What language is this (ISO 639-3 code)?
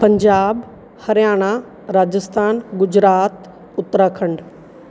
pan